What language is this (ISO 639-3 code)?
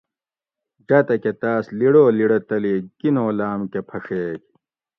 gwc